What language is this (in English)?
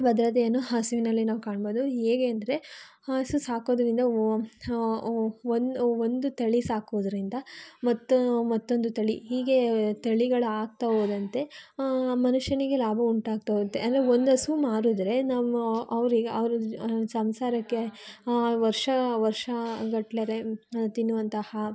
Kannada